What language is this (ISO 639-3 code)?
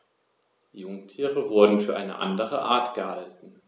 deu